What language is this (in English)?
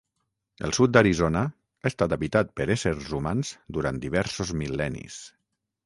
Catalan